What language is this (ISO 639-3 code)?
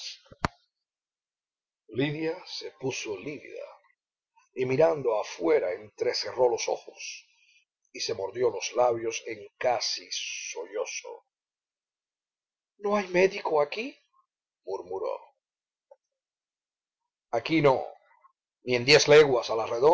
spa